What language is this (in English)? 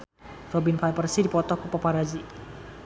Sundanese